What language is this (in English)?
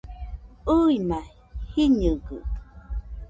Nüpode Huitoto